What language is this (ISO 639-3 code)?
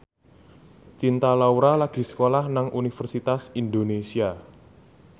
jav